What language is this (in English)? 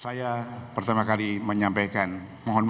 Indonesian